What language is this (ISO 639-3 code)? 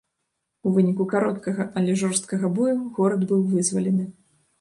bel